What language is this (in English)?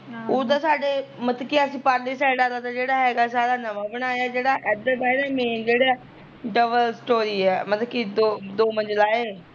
Punjabi